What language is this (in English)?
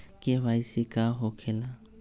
Magahi